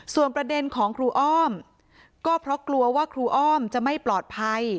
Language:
Thai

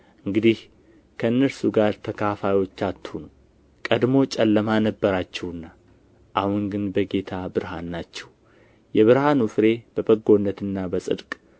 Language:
Amharic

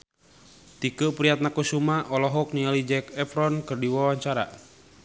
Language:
Sundanese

